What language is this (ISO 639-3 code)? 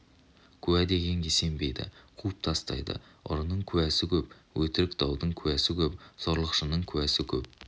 kaz